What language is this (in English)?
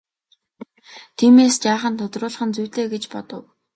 Mongolian